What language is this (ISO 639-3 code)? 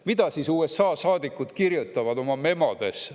est